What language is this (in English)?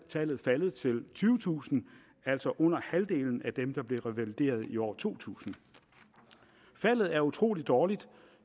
Danish